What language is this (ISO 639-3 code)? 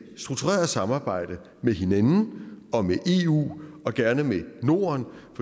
dan